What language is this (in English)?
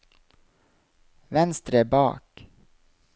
Norwegian